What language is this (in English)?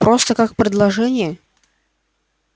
Russian